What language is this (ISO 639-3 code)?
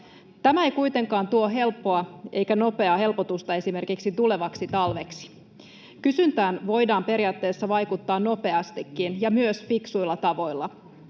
fin